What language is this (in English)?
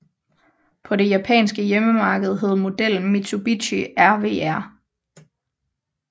Danish